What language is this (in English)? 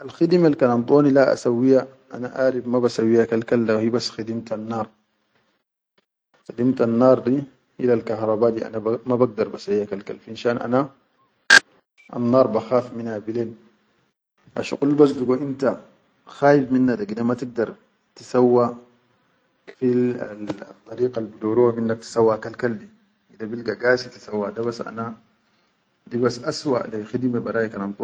Chadian Arabic